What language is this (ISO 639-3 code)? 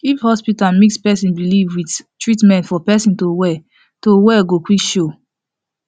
pcm